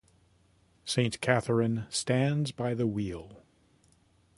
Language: English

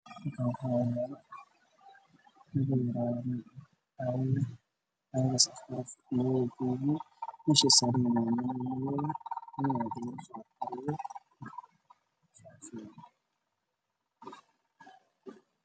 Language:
Somali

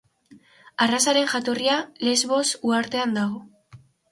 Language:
Basque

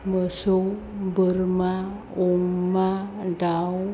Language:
Bodo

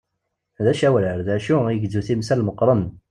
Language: Kabyle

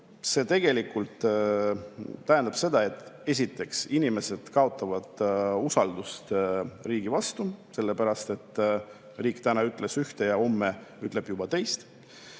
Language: Estonian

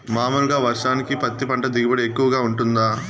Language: Telugu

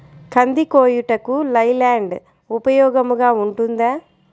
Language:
Telugu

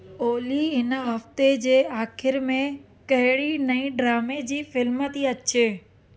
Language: Sindhi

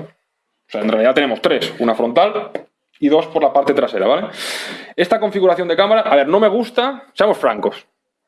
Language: Spanish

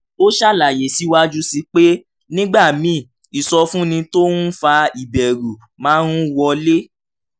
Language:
Yoruba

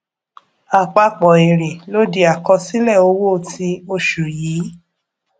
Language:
Yoruba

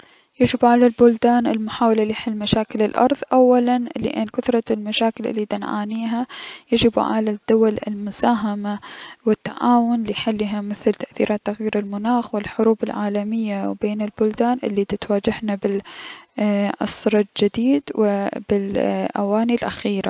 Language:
Mesopotamian Arabic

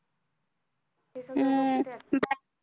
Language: Marathi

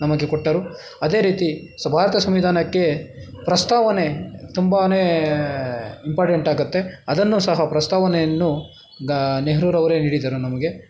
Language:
Kannada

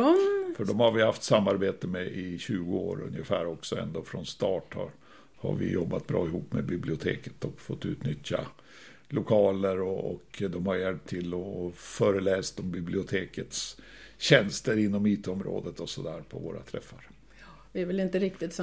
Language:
Swedish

